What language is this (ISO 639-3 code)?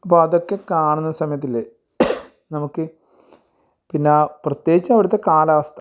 mal